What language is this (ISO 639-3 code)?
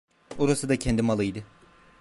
tur